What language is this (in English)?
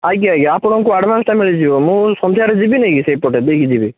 Odia